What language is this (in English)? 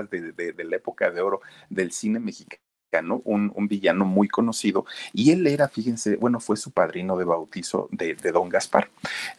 Spanish